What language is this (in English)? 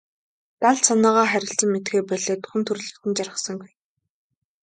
Mongolian